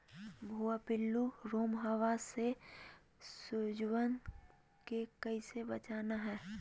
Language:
Magahi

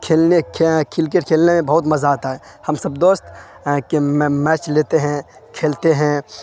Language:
Urdu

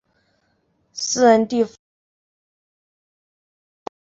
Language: Chinese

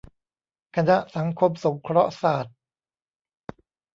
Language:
Thai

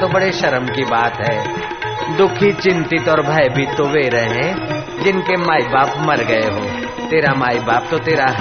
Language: Hindi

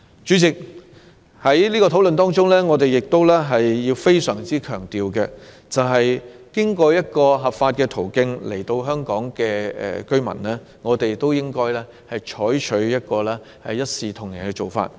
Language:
Cantonese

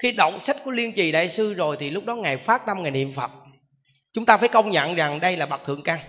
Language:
Vietnamese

